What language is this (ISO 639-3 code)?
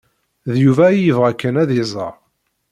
kab